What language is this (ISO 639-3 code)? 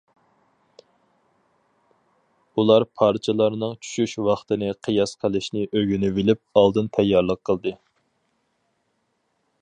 uig